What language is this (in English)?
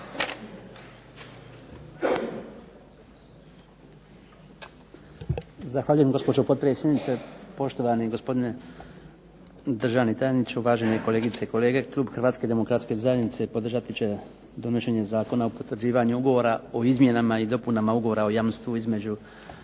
Croatian